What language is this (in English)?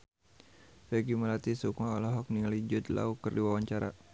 Sundanese